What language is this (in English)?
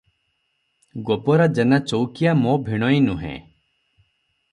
Odia